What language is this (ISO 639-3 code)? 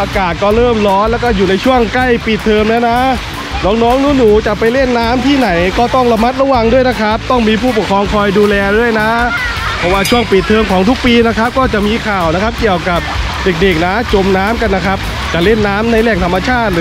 tha